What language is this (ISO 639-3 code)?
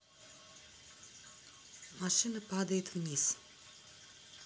rus